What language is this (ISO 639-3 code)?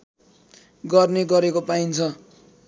nep